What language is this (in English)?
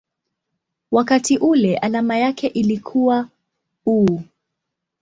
Swahili